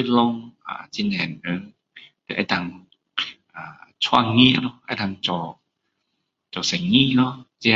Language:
Min Dong Chinese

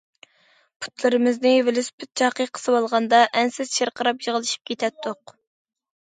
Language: Uyghur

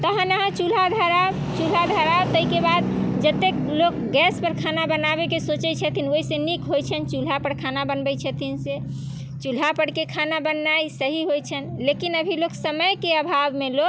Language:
Maithili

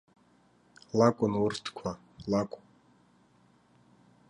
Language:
Abkhazian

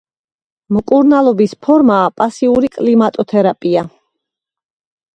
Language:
Georgian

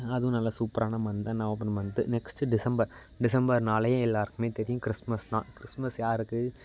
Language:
Tamil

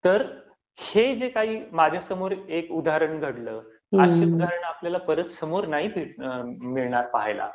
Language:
Marathi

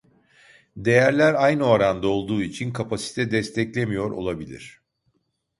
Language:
Turkish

